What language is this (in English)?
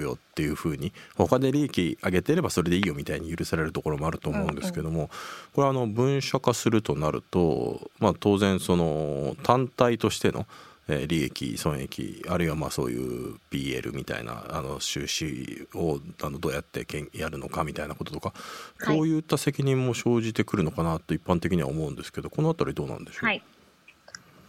Japanese